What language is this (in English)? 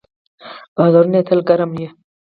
Pashto